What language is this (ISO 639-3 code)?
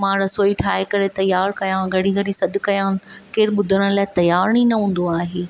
snd